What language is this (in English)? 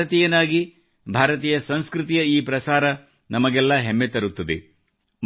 Kannada